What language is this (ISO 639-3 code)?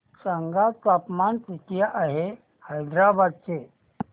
mar